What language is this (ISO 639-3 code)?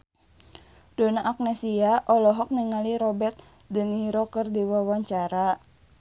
sun